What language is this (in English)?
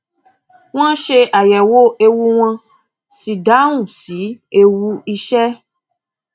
Yoruba